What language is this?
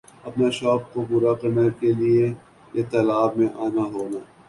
Urdu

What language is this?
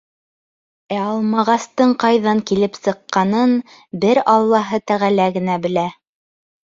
Bashkir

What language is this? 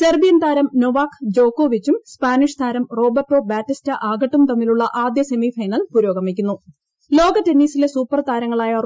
Malayalam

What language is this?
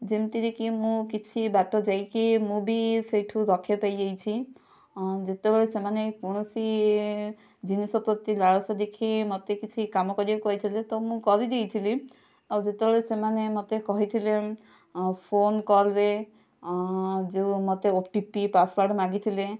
Odia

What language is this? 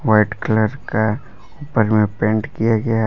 Hindi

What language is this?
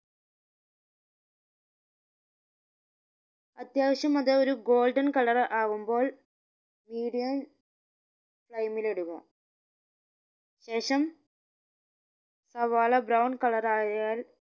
Malayalam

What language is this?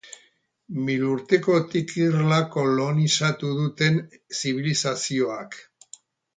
Basque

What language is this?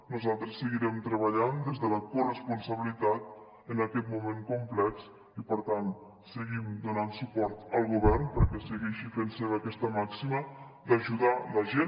Catalan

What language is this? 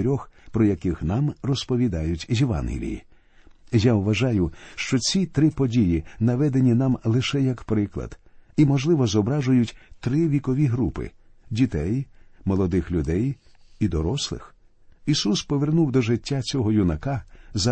Ukrainian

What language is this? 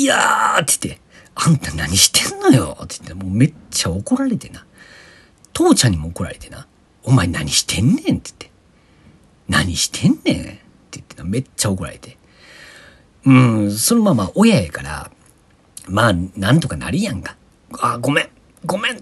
Japanese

